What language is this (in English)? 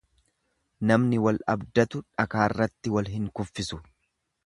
Oromo